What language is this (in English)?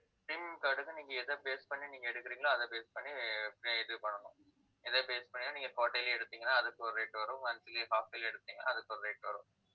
Tamil